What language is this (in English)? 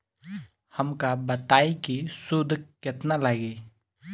Bhojpuri